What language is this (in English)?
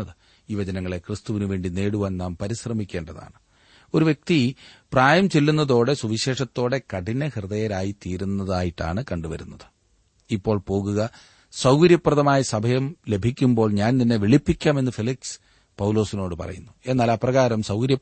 Malayalam